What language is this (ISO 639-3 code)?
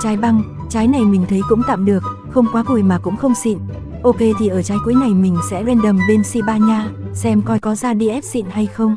vie